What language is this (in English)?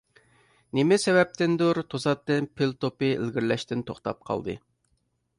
Uyghur